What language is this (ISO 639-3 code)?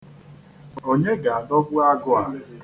ibo